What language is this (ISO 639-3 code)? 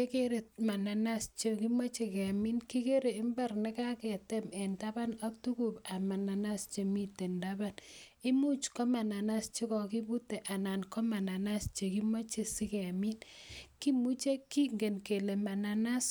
kln